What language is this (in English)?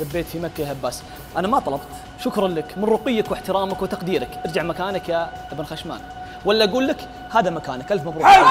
Arabic